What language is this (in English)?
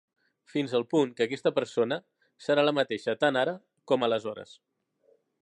Catalan